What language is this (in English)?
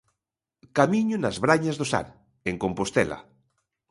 Galician